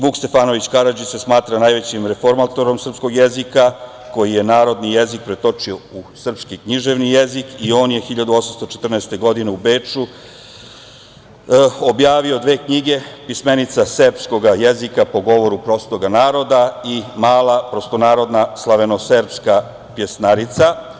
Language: Serbian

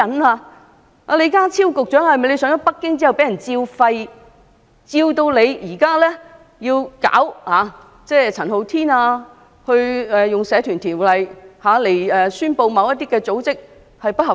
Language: Cantonese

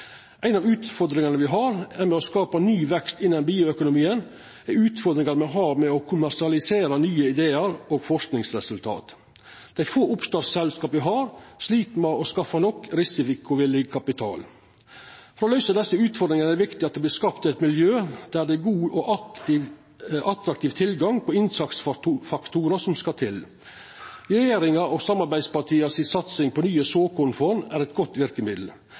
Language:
Norwegian Nynorsk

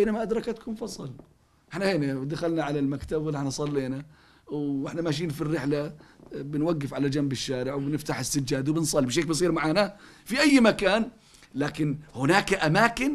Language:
Arabic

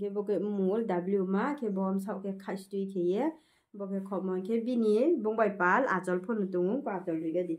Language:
Norwegian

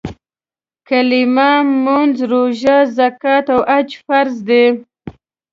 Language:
Pashto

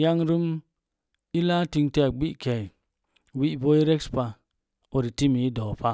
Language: Mom Jango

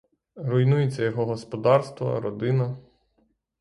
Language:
Ukrainian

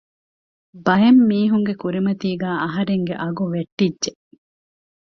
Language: Divehi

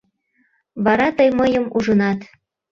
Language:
Mari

